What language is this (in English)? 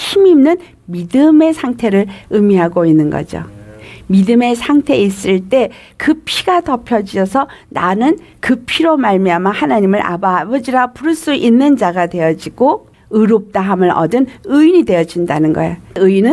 Korean